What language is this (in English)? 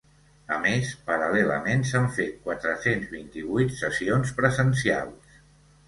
Catalan